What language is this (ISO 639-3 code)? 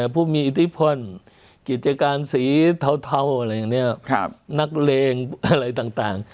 tha